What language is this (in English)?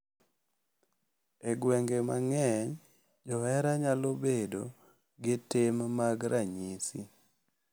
Luo (Kenya and Tanzania)